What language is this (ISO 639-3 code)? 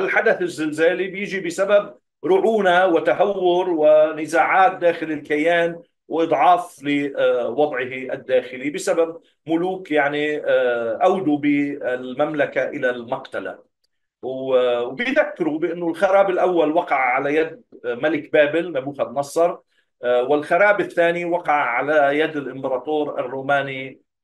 ara